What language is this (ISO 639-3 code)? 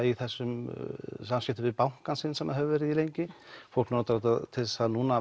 isl